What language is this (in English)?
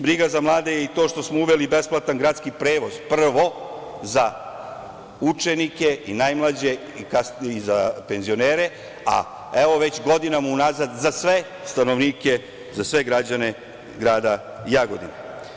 Serbian